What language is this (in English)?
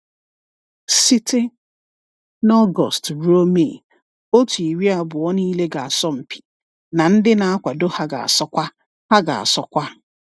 Igbo